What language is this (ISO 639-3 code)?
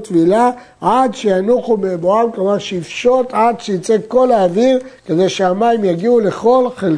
heb